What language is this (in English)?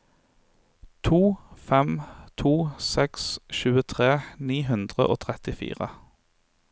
Norwegian